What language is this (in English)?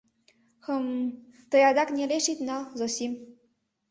Mari